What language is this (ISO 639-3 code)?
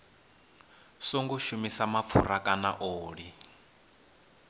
ven